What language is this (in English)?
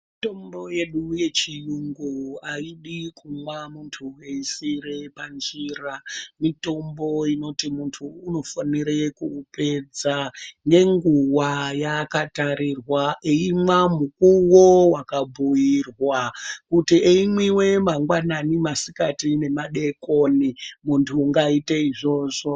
Ndau